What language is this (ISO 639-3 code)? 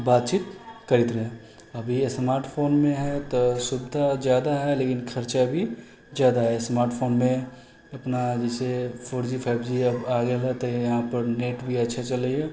mai